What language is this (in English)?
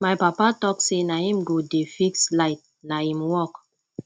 Nigerian Pidgin